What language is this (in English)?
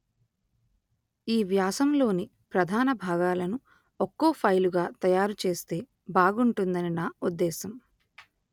Telugu